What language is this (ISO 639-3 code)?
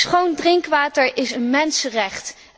nld